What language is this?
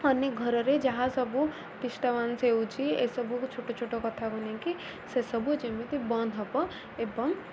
Odia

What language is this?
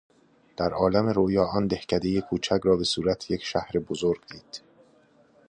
Persian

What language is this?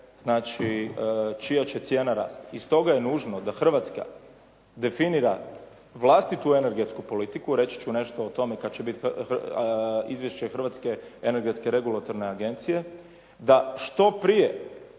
Croatian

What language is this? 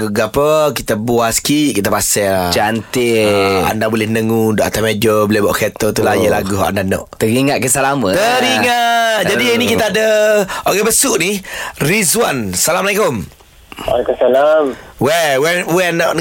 Malay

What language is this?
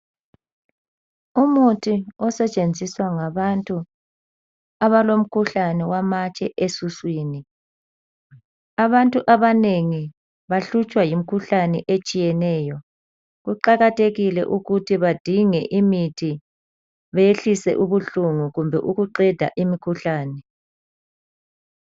North Ndebele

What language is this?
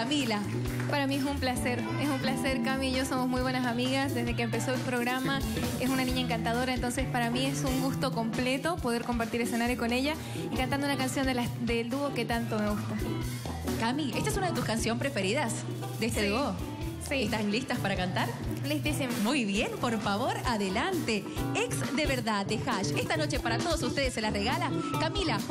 Spanish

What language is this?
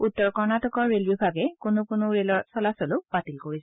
Assamese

